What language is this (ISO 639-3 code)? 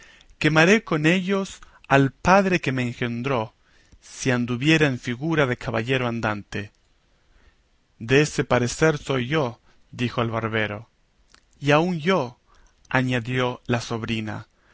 spa